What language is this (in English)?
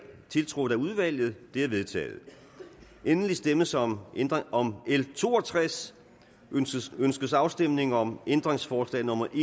Danish